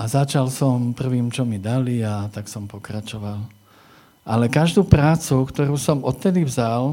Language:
Slovak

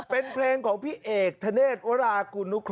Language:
Thai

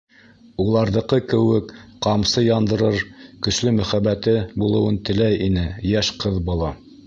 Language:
Bashkir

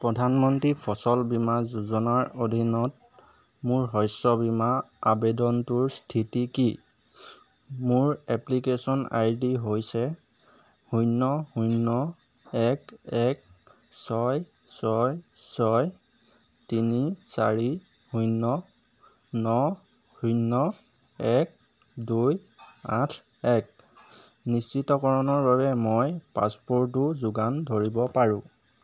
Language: Assamese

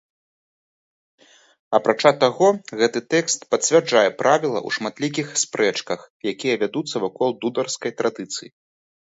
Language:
Belarusian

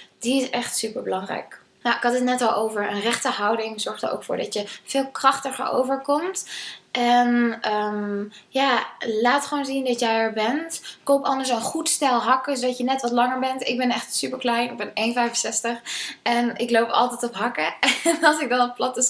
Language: Dutch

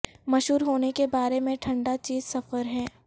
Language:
Urdu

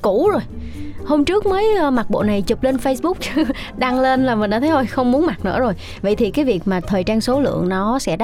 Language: Vietnamese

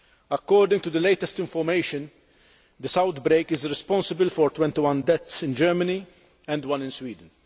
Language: English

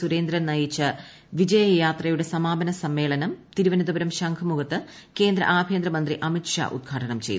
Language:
Malayalam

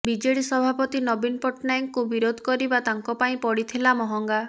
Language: Odia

